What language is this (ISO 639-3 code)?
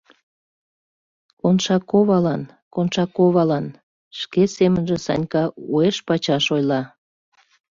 chm